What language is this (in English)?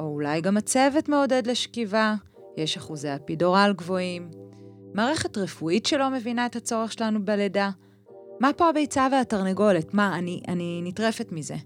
Hebrew